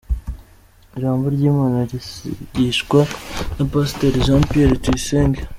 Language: Kinyarwanda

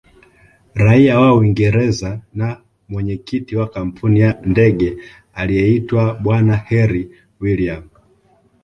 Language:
Swahili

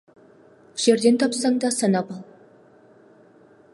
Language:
Kazakh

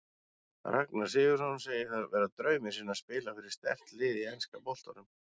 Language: Icelandic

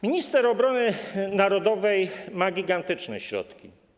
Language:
Polish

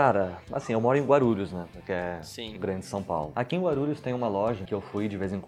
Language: Portuguese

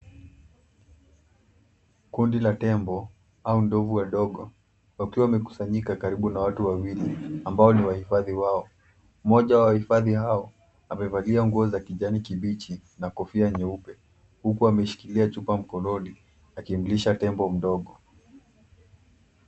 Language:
Swahili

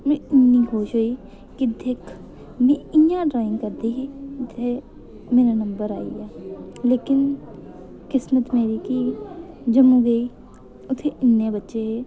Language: Dogri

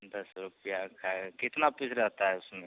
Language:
Hindi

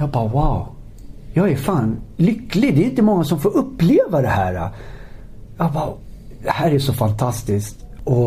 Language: Swedish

